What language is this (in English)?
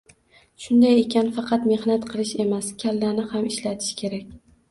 Uzbek